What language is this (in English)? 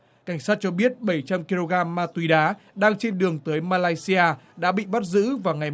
Vietnamese